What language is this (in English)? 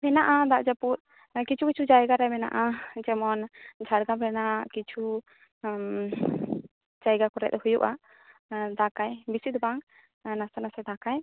Santali